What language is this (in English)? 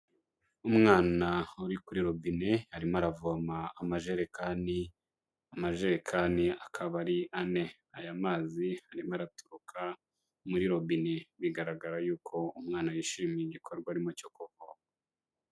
Kinyarwanda